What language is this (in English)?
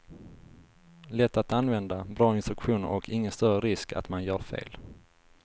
Swedish